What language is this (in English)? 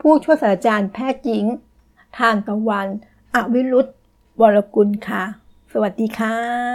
Thai